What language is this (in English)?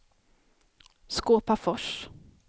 Swedish